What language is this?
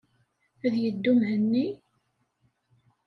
Kabyle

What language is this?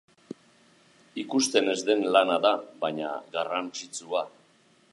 Basque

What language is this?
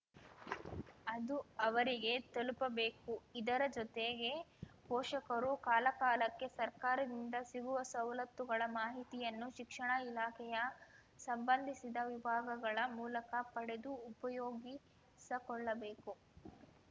Kannada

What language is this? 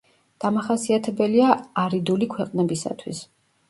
Georgian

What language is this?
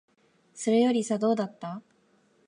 Japanese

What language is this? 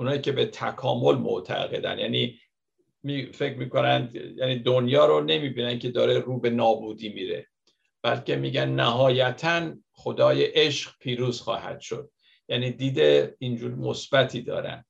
Persian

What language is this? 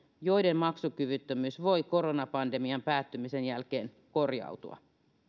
Finnish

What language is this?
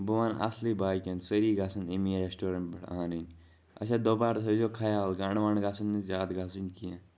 Kashmiri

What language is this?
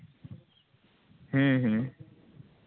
Santali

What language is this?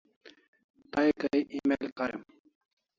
Kalasha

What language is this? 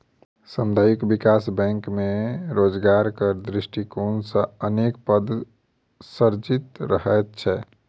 Maithili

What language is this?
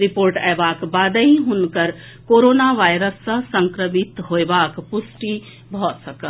Maithili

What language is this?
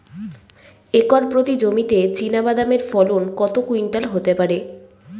Bangla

